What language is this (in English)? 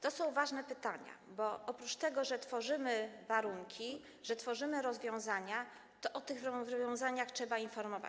Polish